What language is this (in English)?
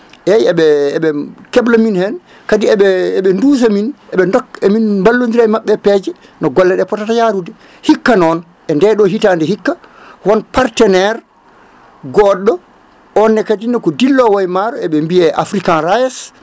Fula